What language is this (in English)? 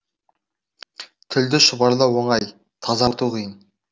Kazakh